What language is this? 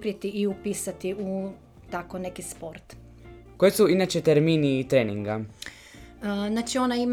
Croatian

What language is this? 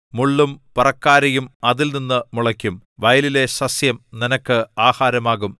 Malayalam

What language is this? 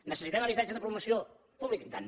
Catalan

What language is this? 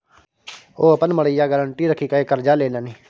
Maithili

